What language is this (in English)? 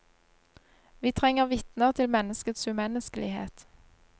Norwegian